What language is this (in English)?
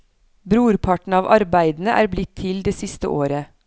Norwegian